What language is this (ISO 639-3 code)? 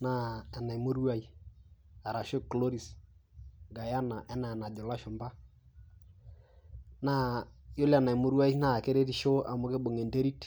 mas